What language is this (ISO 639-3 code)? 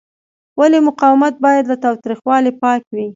pus